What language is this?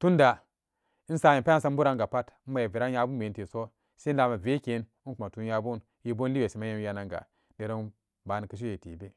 Samba Daka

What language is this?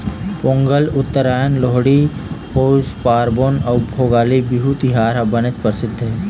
Chhattisgarhi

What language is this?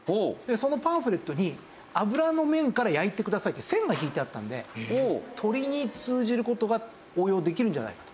Japanese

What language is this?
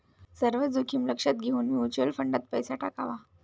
Marathi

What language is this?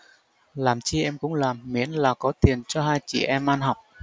Vietnamese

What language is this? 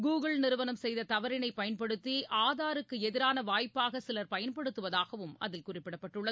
Tamil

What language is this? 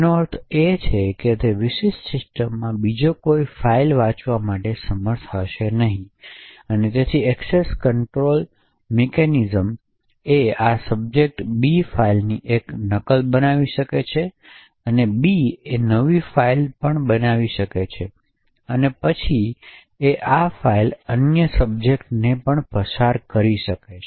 Gujarati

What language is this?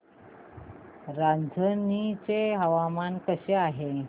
Marathi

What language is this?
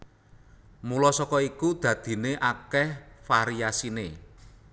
Javanese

